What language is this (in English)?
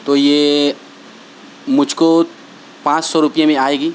Urdu